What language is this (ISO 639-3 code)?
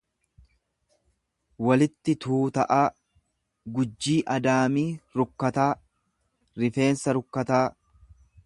orm